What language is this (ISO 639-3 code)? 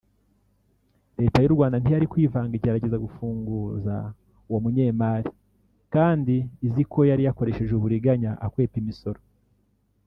kin